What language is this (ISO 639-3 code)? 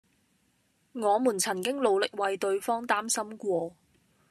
yue